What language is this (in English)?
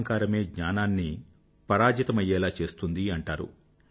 Telugu